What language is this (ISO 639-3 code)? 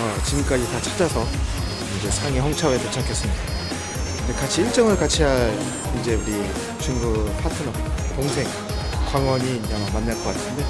kor